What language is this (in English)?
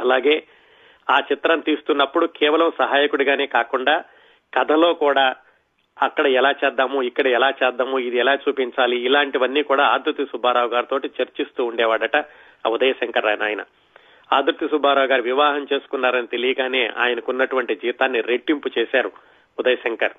Telugu